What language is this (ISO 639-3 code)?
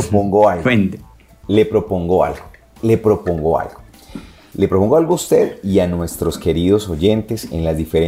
spa